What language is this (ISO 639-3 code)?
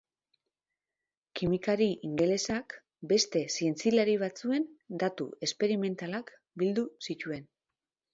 eus